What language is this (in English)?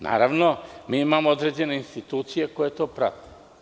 Serbian